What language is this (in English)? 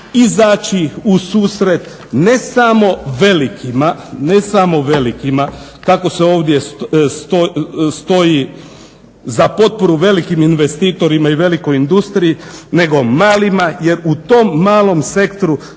Croatian